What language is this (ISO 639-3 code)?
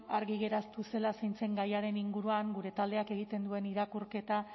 eus